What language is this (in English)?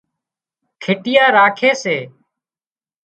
Wadiyara Koli